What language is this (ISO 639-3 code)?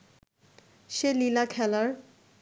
ben